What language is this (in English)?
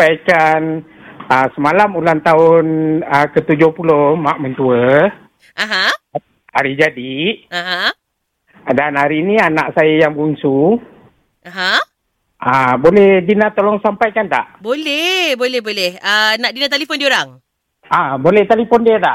Malay